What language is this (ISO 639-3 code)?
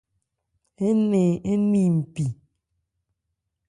ebr